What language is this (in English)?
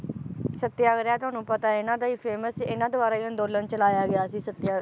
Punjabi